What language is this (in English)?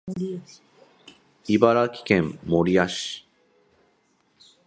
Japanese